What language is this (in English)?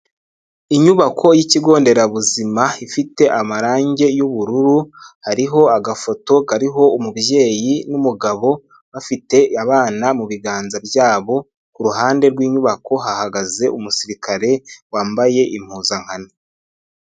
Kinyarwanda